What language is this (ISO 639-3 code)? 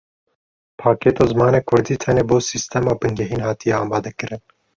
kur